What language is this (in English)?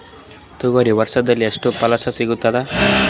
Kannada